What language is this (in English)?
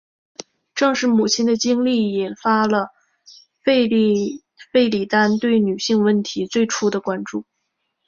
Chinese